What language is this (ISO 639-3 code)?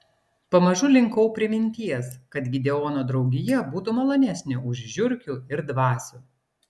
lit